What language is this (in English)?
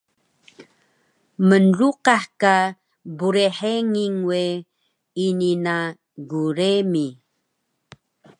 Taroko